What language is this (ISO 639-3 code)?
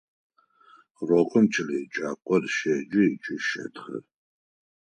ady